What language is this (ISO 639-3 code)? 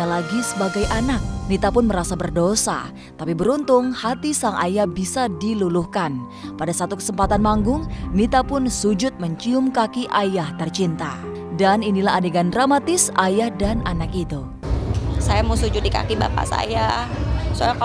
ind